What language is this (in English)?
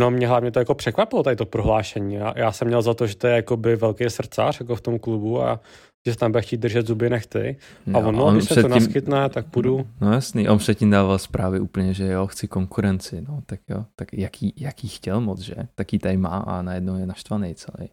Czech